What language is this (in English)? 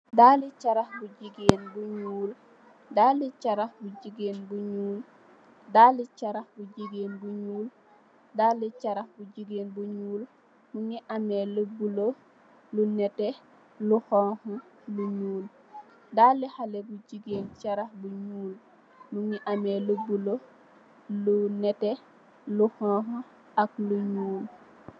Wolof